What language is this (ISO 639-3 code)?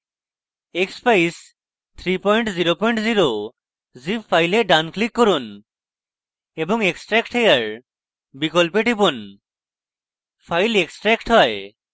ben